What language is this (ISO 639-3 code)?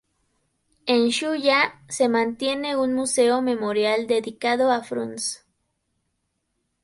spa